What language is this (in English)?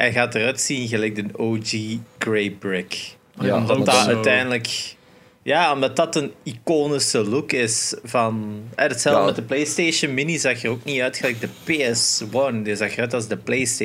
Dutch